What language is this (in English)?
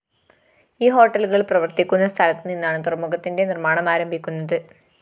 Malayalam